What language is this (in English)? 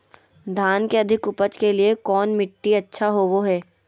Magahi